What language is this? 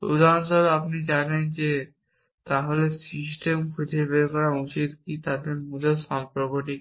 Bangla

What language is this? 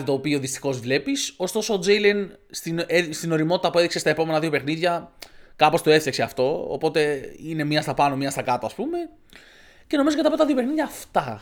Greek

